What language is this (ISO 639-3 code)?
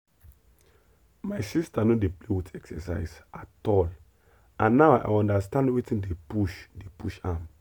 pcm